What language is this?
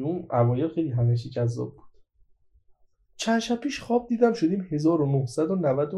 Persian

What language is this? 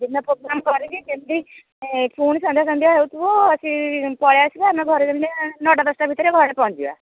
Odia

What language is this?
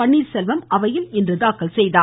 Tamil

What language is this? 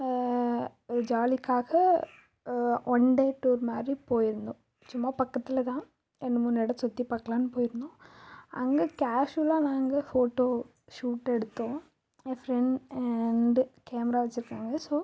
Tamil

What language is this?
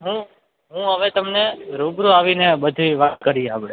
Gujarati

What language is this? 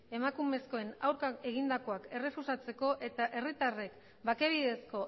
Basque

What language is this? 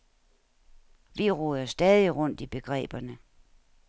Danish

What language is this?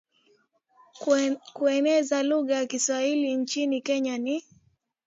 Swahili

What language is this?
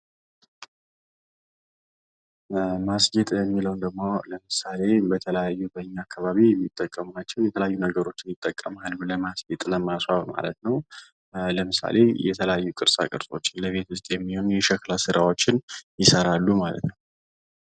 Amharic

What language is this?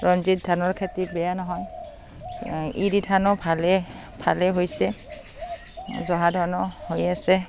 Assamese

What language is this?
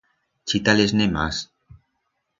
Aragonese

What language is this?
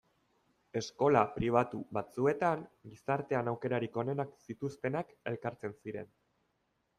Basque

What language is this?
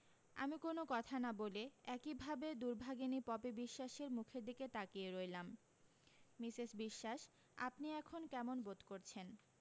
Bangla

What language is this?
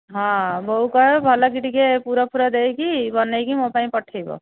Odia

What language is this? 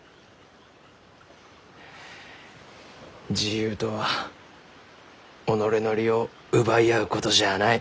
Japanese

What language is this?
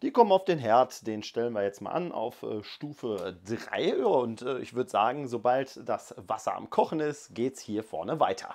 German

